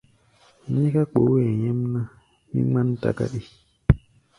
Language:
Gbaya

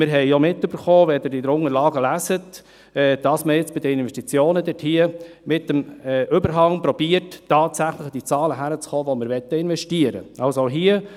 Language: Swiss German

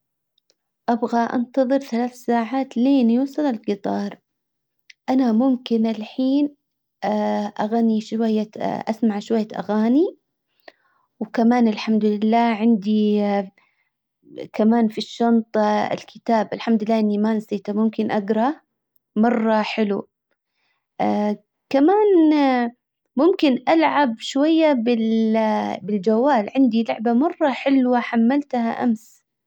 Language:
Hijazi Arabic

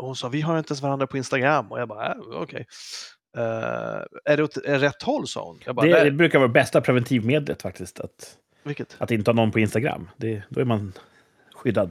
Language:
Swedish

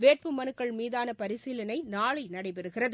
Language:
Tamil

